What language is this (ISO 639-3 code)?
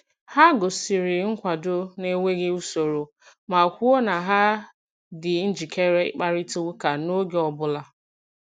ibo